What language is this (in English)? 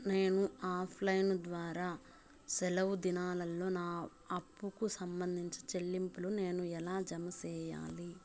Telugu